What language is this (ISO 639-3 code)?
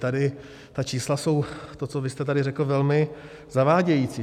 ces